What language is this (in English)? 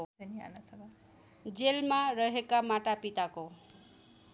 Nepali